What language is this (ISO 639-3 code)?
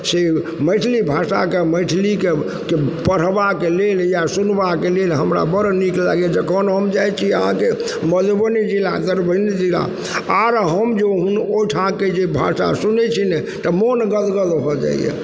mai